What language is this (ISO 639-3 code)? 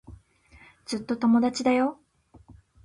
jpn